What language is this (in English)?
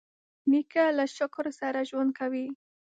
Pashto